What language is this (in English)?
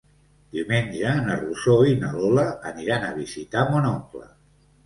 Catalan